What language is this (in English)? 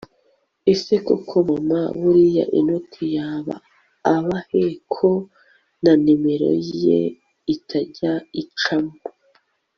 Kinyarwanda